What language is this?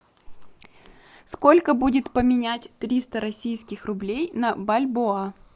Russian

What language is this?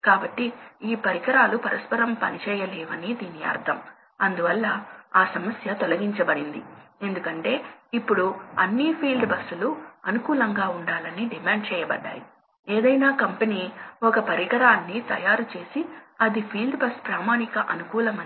Telugu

